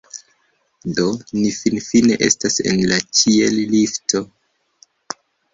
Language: Esperanto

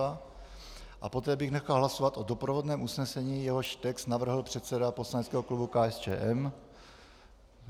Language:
Czech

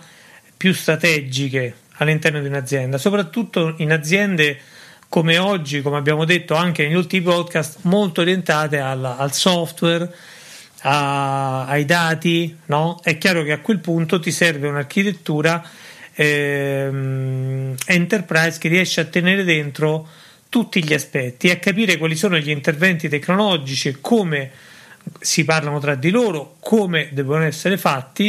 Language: Italian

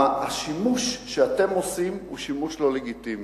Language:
Hebrew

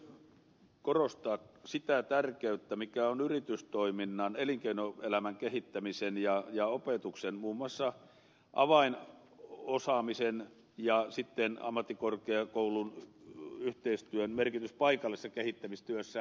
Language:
Finnish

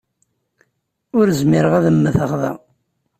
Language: Kabyle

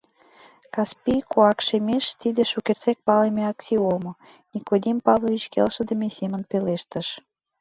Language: Mari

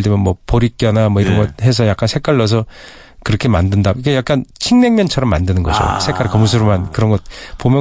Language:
Korean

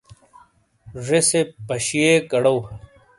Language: Shina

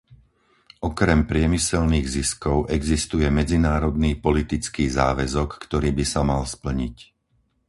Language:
Slovak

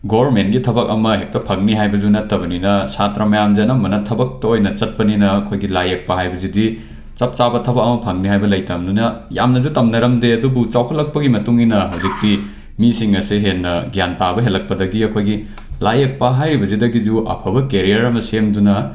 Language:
Manipuri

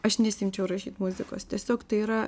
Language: Lithuanian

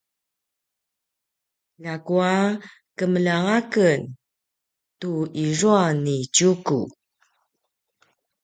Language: Paiwan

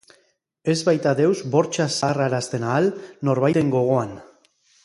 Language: Basque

